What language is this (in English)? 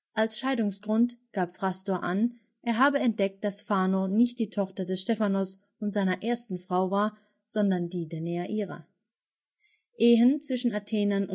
German